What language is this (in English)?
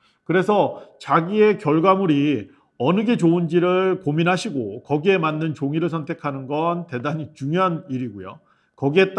Korean